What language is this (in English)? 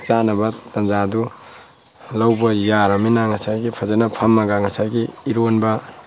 Manipuri